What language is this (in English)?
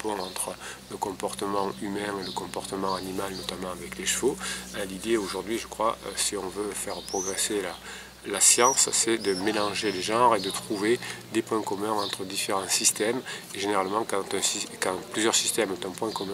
French